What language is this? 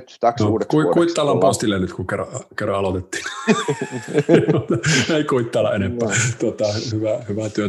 Finnish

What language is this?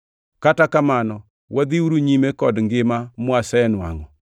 Luo (Kenya and Tanzania)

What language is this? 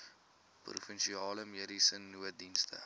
Afrikaans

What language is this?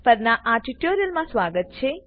Gujarati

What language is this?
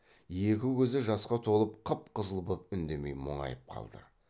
Kazakh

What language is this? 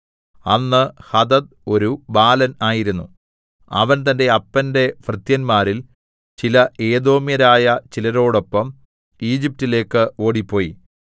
Malayalam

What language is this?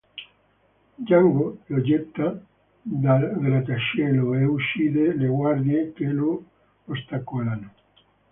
Italian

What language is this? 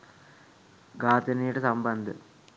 Sinhala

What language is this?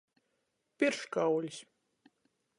Latgalian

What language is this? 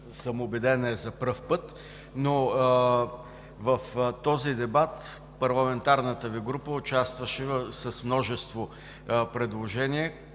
Bulgarian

